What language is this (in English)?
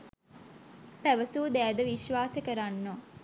Sinhala